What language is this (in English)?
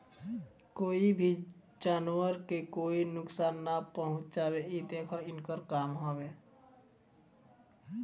Bhojpuri